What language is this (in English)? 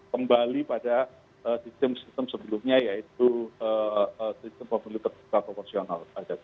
Indonesian